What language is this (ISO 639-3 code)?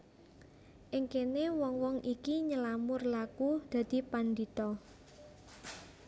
jav